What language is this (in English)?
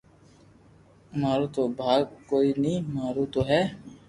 Loarki